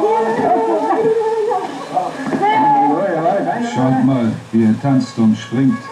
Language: German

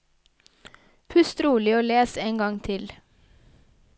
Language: Norwegian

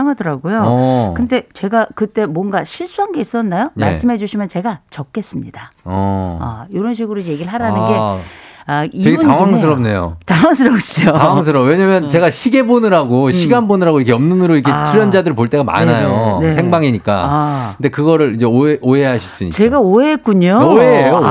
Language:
Korean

